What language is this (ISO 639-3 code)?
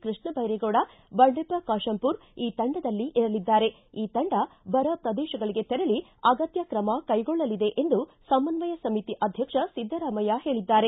kan